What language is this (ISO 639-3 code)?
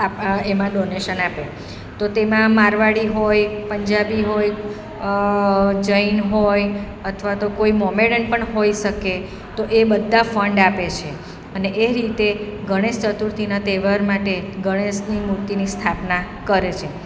guj